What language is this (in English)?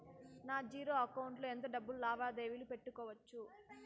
Telugu